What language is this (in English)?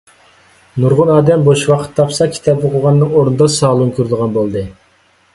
Uyghur